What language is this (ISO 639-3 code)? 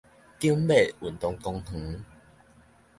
nan